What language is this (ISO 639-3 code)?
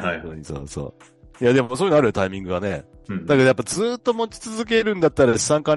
jpn